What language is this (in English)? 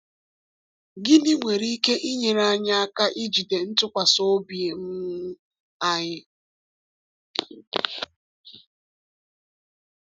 Igbo